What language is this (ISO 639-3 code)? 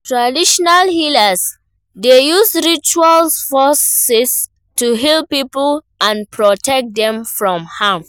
pcm